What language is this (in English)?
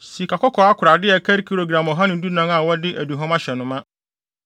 Akan